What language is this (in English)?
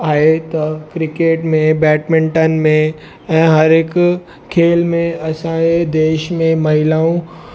Sindhi